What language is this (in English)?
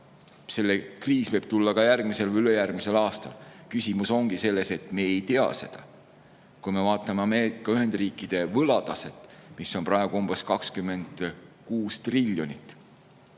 Estonian